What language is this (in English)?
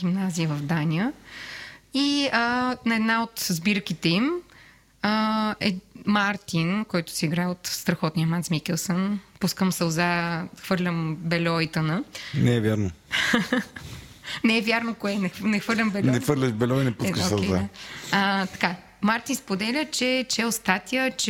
Bulgarian